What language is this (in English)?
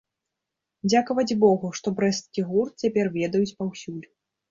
Belarusian